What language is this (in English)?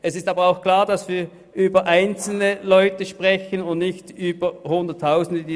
Swiss German